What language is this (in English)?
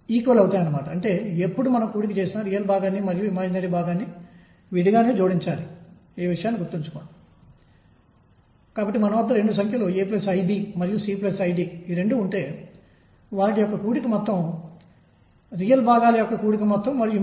Telugu